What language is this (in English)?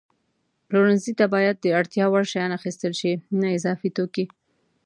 Pashto